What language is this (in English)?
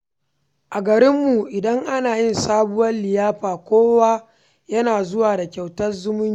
Hausa